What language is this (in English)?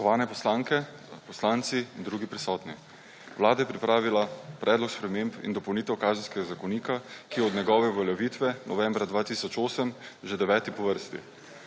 Slovenian